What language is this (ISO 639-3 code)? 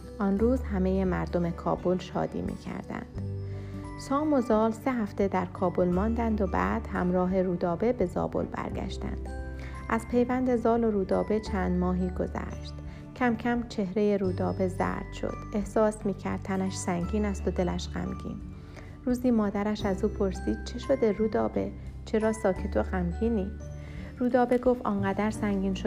fas